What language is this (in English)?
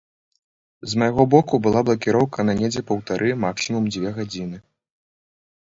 Belarusian